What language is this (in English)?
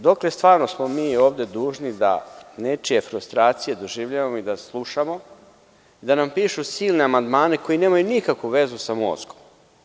Serbian